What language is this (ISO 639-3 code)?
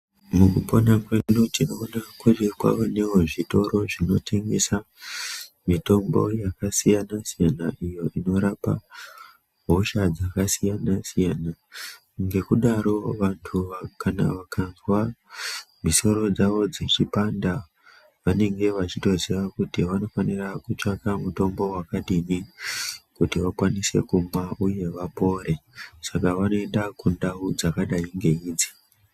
ndc